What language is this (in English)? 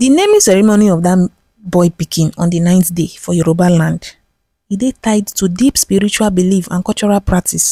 Nigerian Pidgin